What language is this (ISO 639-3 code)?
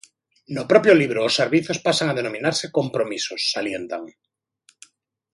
glg